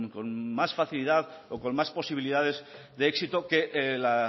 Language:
Spanish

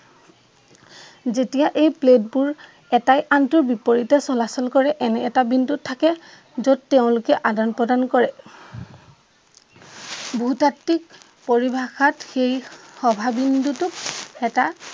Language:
Assamese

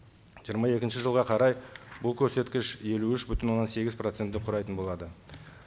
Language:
Kazakh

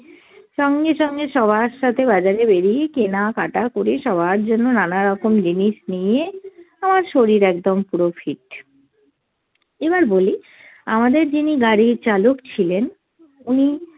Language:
Bangla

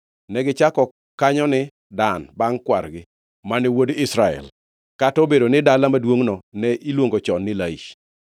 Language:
Luo (Kenya and Tanzania)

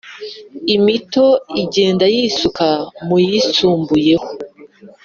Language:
Kinyarwanda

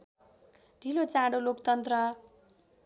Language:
Nepali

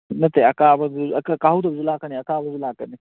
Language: Manipuri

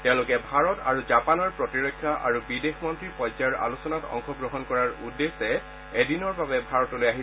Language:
Assamese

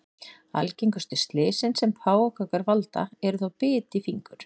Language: Icelandic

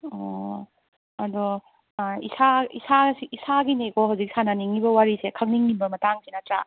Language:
Manipuri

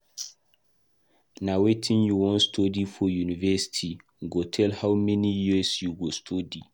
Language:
Nigerian Pidgin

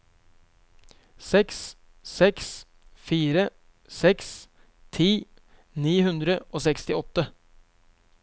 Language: Norwegian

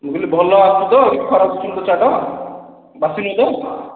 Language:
Odia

